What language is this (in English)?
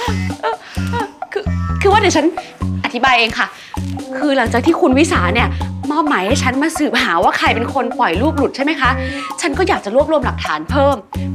Thai